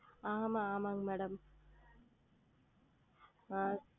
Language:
Tamil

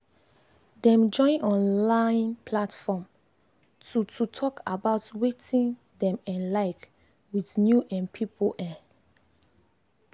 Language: Nigerian Pidgin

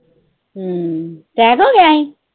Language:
Punjabi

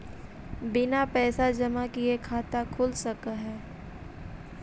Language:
Magahi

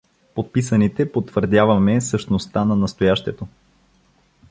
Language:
Bulgarian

